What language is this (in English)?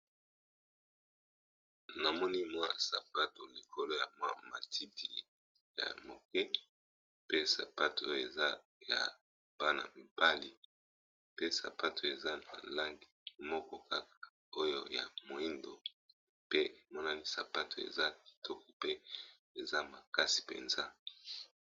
Lingala